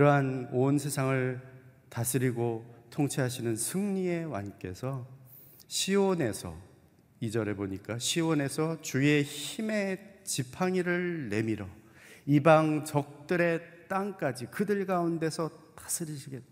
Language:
Korean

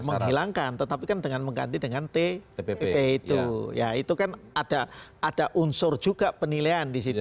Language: Indonesian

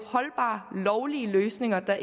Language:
Danish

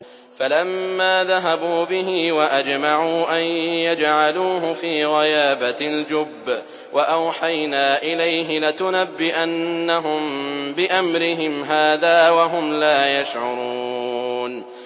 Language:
Arabic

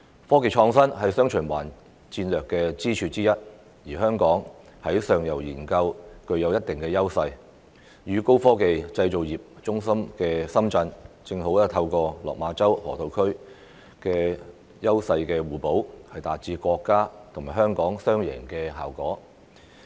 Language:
Cantonese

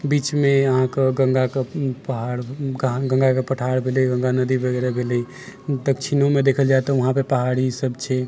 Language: Maithili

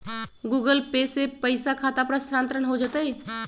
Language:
Magahi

